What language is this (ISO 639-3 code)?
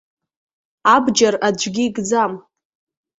abk